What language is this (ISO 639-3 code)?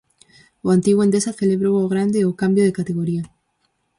glg